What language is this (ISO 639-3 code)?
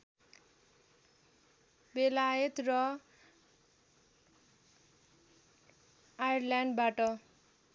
nep